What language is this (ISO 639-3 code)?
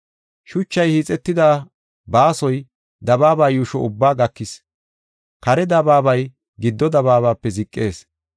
gof